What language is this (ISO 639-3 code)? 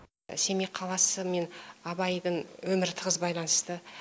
kaz